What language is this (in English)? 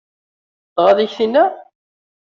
Kabyle